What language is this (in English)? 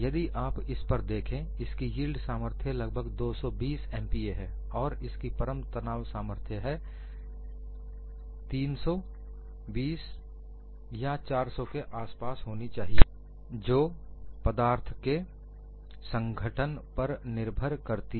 Hindi